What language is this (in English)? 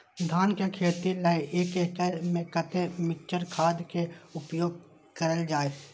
Maithili